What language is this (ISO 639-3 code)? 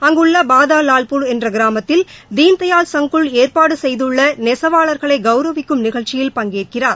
tam